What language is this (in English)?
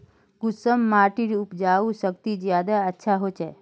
Magahi